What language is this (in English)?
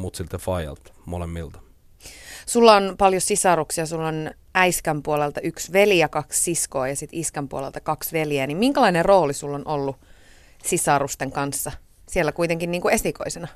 Finnish